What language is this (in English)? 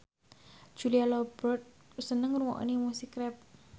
Javanese